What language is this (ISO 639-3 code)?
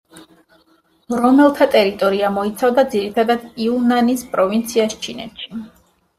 kat